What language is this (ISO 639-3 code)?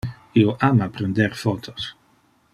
ina